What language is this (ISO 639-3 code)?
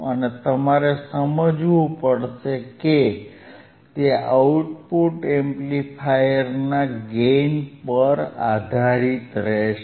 guj